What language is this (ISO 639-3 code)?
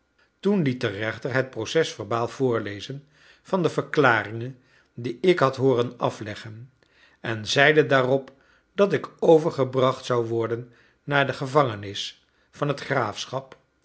nld